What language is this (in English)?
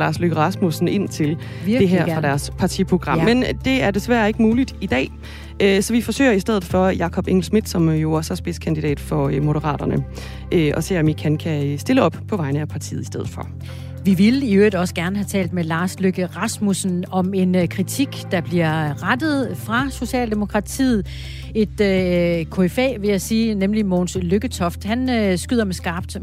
Danish